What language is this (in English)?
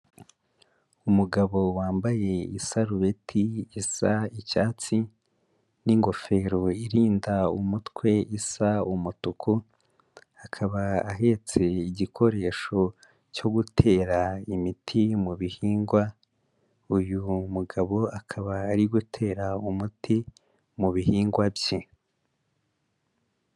Kinyarwanda